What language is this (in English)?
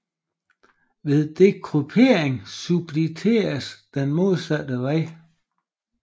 Danish